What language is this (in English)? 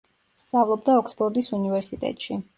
Georgian